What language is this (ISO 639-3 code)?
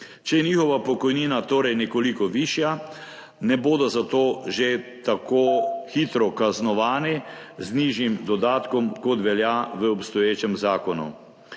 slv